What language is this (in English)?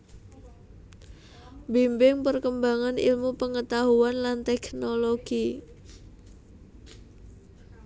Javanese